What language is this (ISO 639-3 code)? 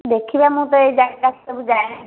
ori